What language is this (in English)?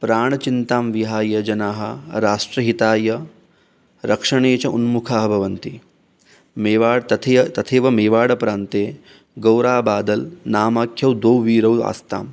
Sanskrit